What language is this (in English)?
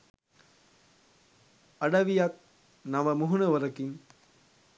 Sinhala